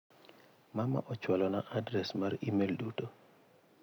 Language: Luo (Kenya and Tanzania)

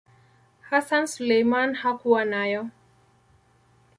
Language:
Swahili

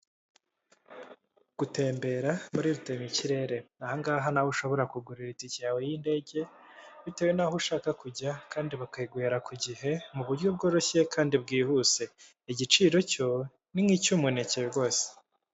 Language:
Kinyarwanda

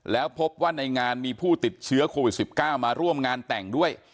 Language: Thai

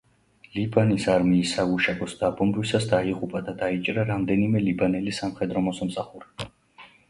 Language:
Georgian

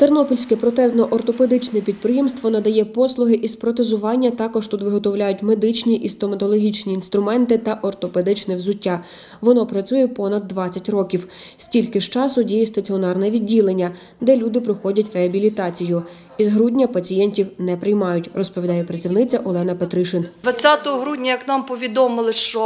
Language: Ukrainian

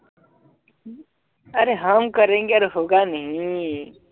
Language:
Assamese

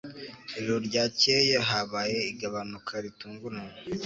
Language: Kinyarwanda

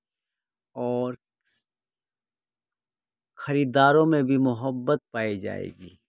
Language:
Urdu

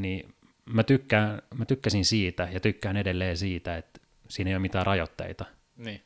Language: Finnish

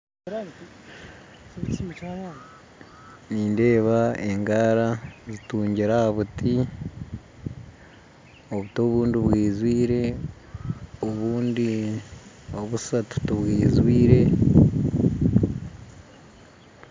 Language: Nyankole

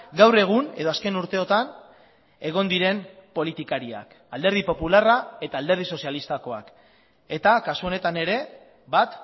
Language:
Basque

